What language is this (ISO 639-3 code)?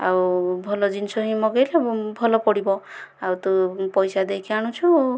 ori